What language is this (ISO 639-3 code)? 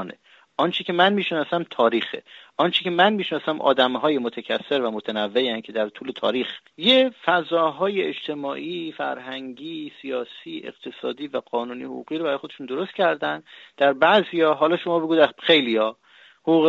fas